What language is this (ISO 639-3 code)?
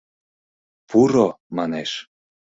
chm